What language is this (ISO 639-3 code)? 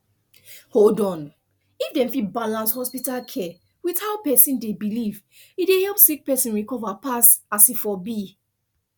pcm